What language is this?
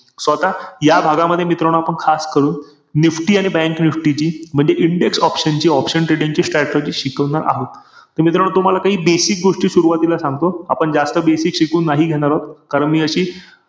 Marathi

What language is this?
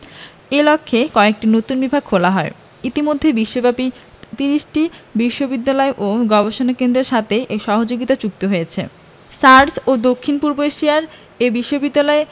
Bangla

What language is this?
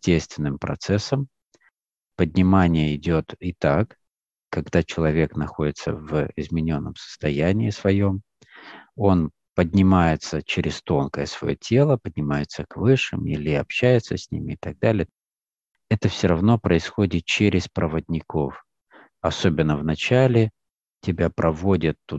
Russian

